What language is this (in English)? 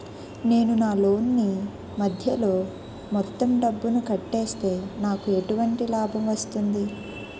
Telugu